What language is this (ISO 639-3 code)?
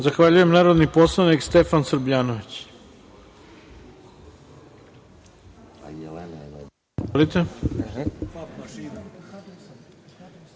srp